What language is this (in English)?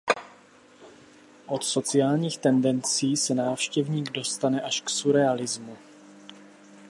Czech